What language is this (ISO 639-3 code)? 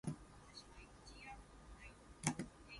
eng